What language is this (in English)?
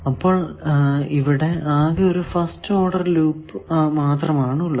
Malayalam